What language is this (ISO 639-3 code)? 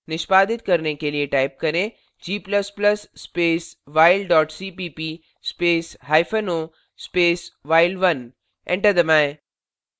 hin